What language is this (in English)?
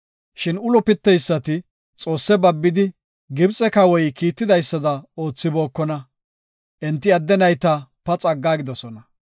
Gofa